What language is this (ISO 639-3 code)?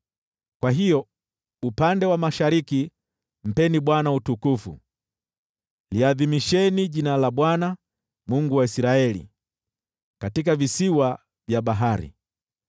swa